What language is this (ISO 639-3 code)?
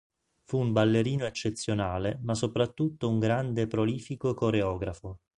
ita